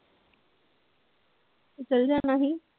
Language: Punjabi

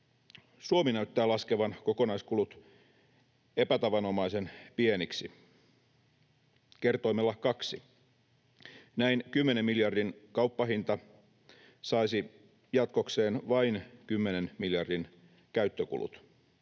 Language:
Finnish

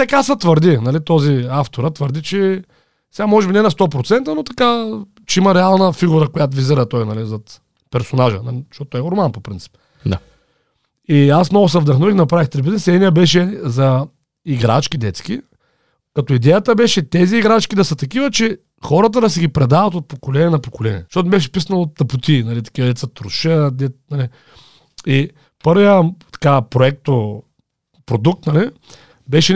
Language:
Bulgarian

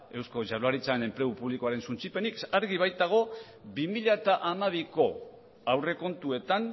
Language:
Basque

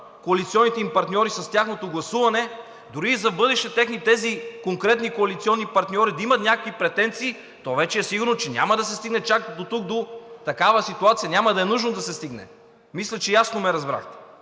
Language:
Bulgarian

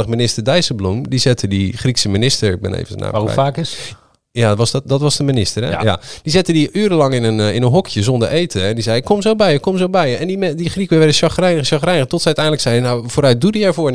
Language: Dutch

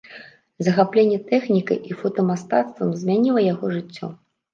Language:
Belarusian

